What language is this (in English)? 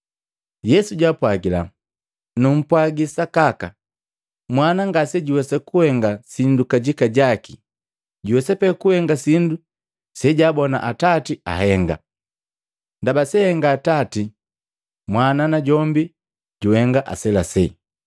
Matengo